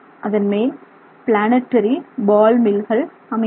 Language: Tamil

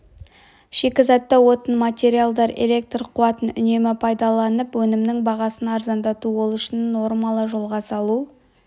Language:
Kazakh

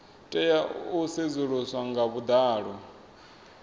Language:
Venda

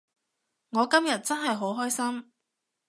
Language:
Cantonese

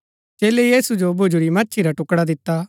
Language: Gaddi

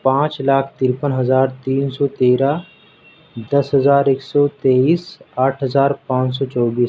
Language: Urdu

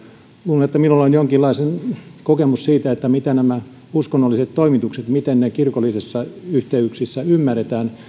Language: Finnish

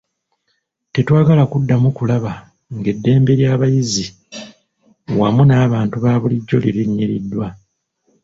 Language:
Ganda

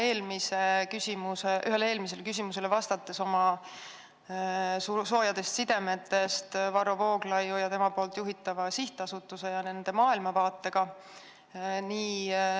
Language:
Estonian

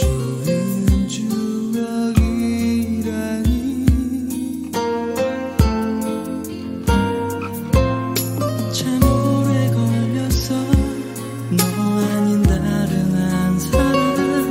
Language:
Korean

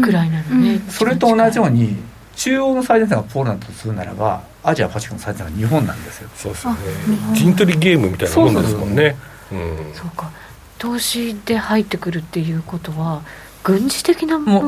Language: Japanese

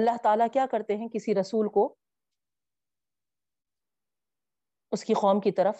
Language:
Urdu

